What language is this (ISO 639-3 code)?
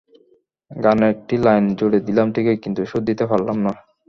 ben